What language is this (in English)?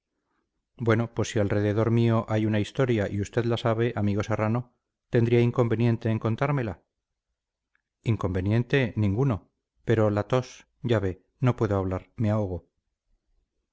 Spanish